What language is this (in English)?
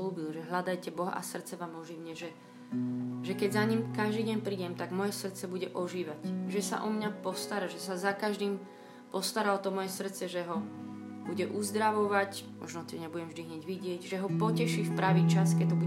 Slovak